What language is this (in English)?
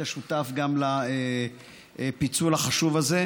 Hebrew